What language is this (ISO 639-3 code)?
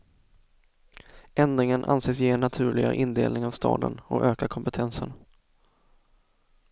swe